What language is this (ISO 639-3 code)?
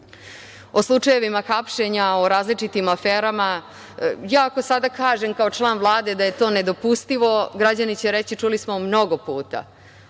srp